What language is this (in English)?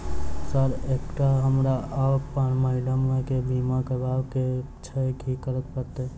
Maithili